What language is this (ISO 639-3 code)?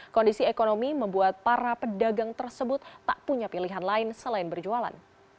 ind